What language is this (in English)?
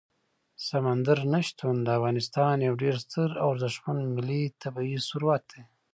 Pashto